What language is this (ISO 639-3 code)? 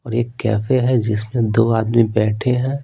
hin